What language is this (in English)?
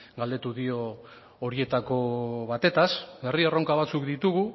Basque